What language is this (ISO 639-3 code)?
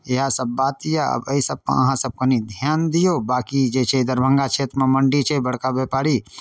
mai